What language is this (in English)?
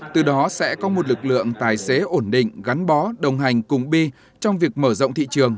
Vietnamese